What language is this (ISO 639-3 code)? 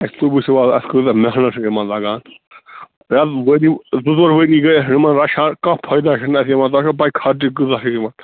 kas